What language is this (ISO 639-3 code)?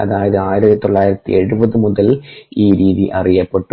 mal